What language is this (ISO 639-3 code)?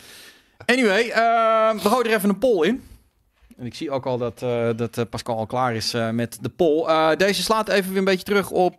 nld